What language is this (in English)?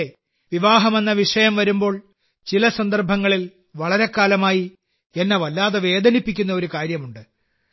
Malayalam